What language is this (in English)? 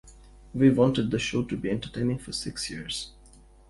English